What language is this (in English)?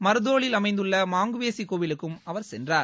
Tamil